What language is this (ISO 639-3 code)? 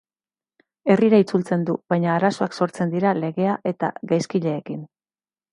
eus